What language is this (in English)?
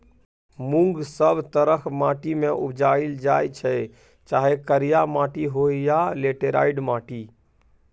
Maithili